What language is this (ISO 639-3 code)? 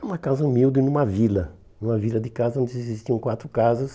por